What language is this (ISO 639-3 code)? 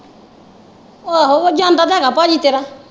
pan